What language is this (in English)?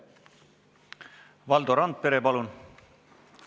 Estonian